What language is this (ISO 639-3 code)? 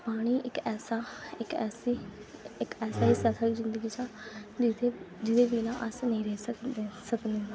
doi